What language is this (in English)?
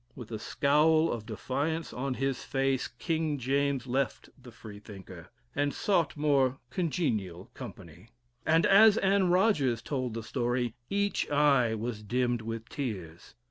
English